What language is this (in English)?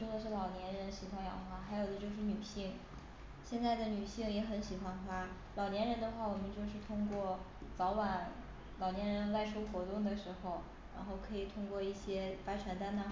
Chinese